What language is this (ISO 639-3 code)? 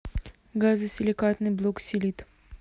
rus